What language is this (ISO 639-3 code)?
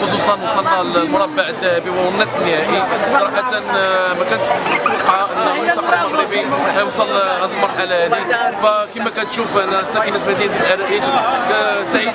ara